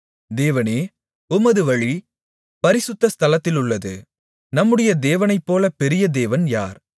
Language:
Tamil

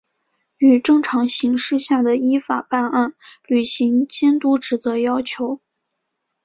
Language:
Chinese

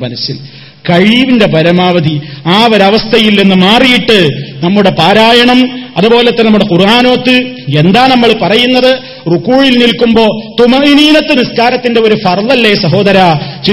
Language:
Malayalam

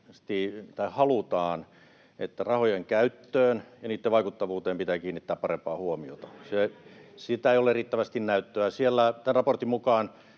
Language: Finnish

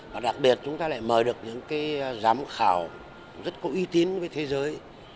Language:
Vietnamese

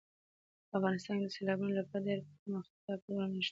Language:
Pashto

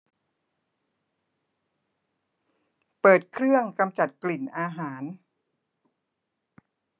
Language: Thai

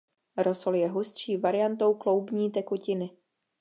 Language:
Czech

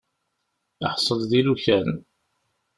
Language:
Kabyle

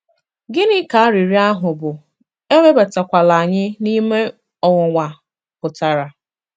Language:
Igbo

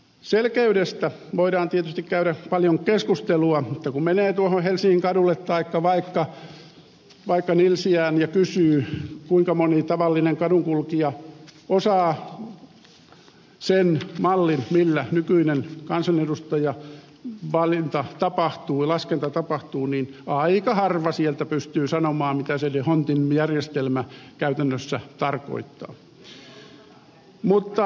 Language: Finnish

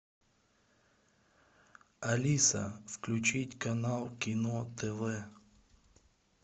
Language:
Russian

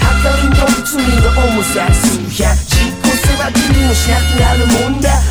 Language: Japanese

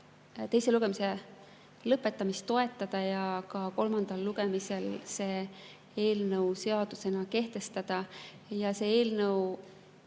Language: Estonian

